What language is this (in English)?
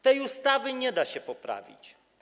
Polish